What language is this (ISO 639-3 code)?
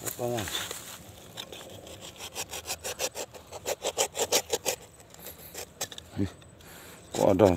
ind